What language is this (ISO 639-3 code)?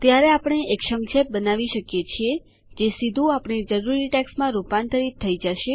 guj